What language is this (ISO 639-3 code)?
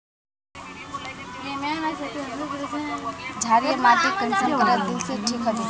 mag